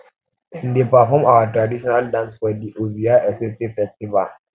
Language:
Nigerian Pidgin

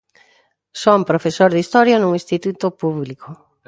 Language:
Galician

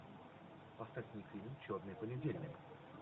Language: Russian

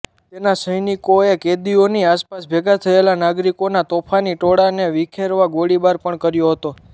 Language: Gujarati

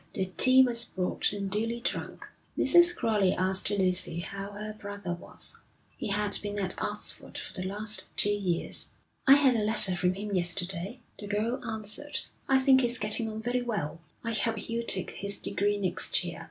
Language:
English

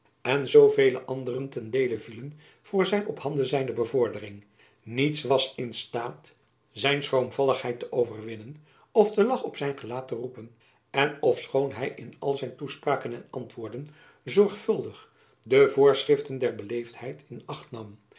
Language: Dutch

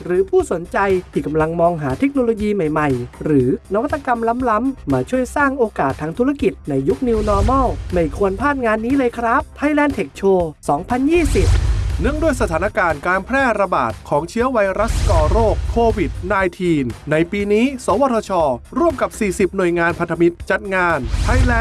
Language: Thai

